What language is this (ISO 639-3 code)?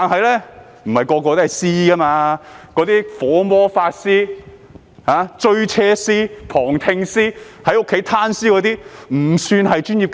yue